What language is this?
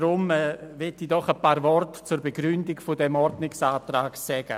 Swiss German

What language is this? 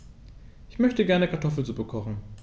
German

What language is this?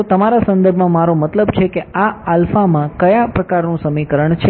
Gujarati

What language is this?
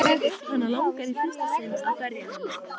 Icelandic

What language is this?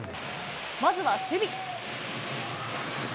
Japanese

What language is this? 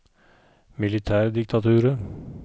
Norwegian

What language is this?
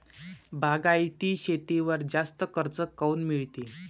Marathi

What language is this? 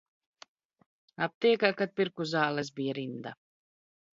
Latvian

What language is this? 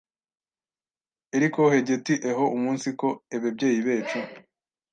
Kinyarwanda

